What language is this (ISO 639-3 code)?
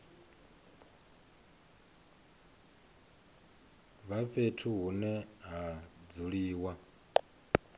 ven